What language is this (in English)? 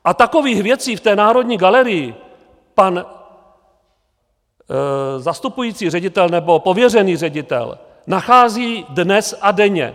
Czech